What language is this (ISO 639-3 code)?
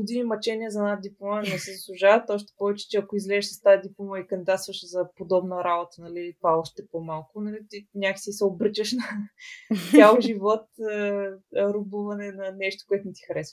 bul